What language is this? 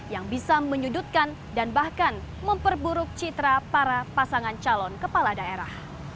Indonesian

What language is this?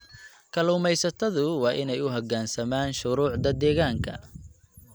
Somali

